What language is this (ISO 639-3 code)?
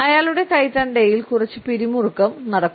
mal